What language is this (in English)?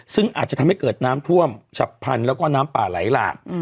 Thai